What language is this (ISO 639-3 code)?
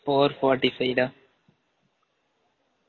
tam